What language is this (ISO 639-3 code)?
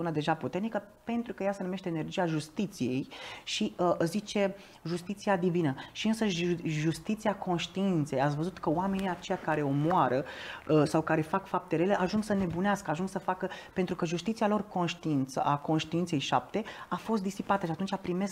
ron